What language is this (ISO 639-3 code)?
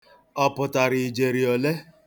ibo